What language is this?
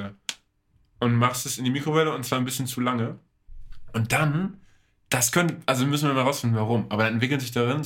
German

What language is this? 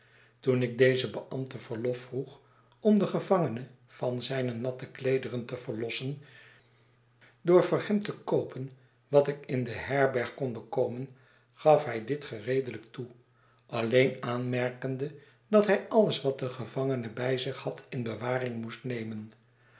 Dutch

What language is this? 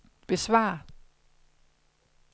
Danish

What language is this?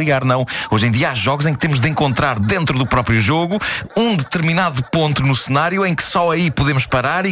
Portuguese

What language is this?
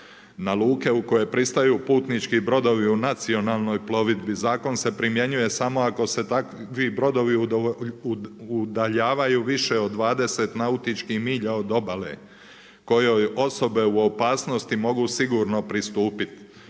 Croatian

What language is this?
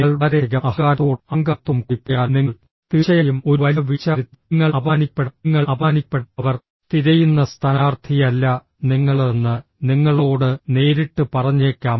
Malayalam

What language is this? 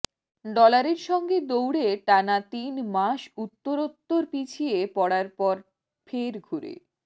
Bangla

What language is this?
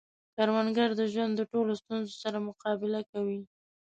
Pashto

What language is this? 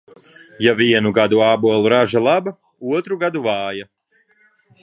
Latvian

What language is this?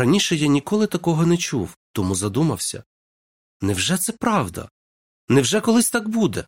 Ukrainian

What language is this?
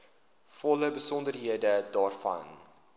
Afrikaans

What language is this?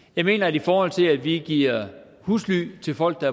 Danish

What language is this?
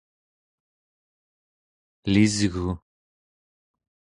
Central Yupik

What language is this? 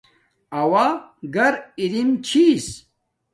Domaaki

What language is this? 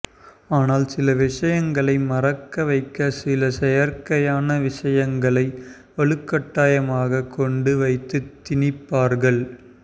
Tamil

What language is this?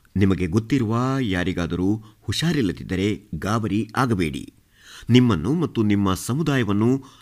Kannada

